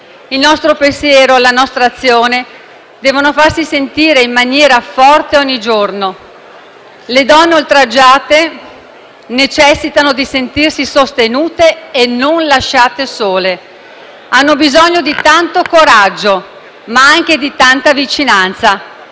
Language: Italian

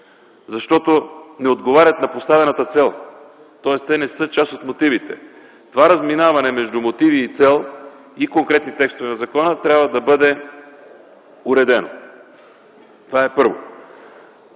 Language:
Bulgarian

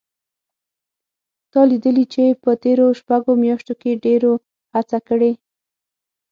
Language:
Pashto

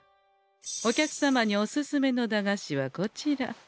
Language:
Japanese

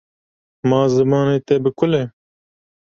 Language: Kurdish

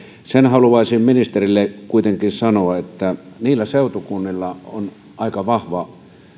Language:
Finnish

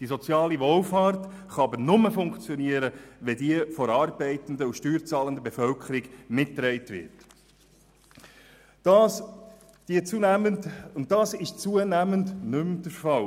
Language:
Swiss German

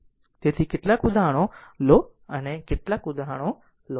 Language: Gujarati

